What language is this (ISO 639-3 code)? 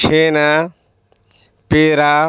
urd